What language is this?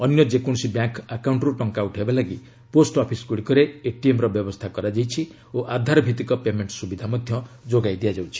Odia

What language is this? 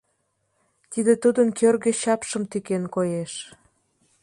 Mari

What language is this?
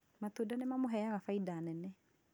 Kikuyu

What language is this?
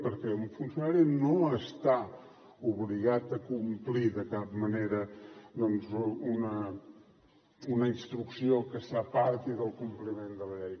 Catalan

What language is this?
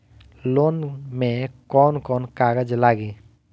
Bhojpuri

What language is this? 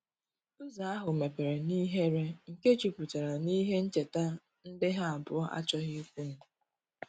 Igbo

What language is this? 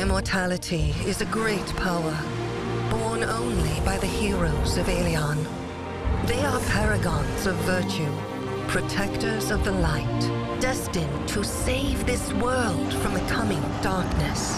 English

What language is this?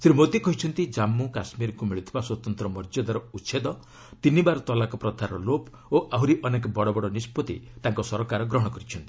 Odia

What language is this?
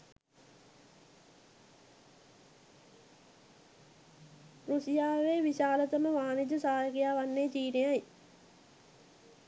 Sinhala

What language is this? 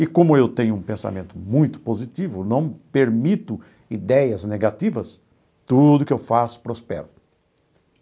Portuguese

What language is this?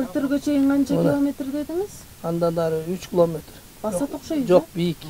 Turkish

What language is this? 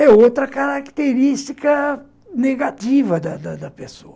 Portuguese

